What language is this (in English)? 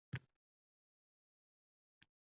Uzbek